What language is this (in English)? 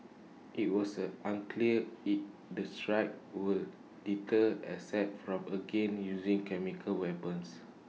English